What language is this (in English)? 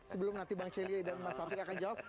Indonesian